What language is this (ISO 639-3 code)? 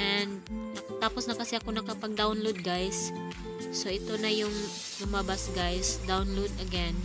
fil